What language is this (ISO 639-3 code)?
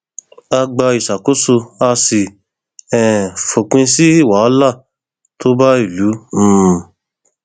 yor